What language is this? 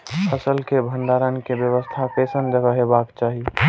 Maithili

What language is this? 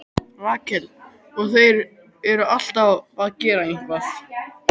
Icelandic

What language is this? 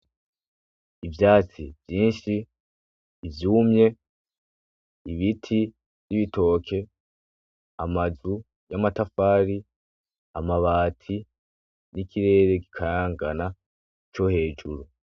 Rundi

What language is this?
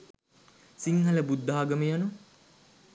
Sinhala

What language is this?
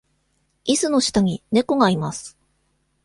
Japanese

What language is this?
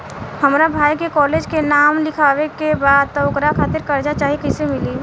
Bhojpuri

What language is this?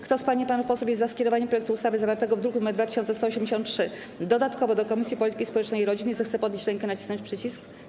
Polish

